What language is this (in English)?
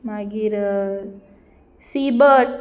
Konkani